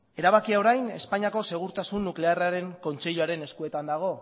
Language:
Basque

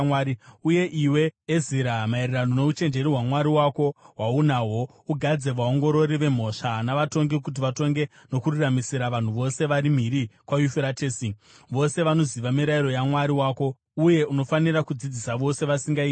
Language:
Shona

